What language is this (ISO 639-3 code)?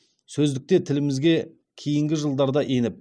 kaz